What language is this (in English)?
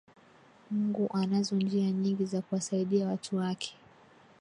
Swahili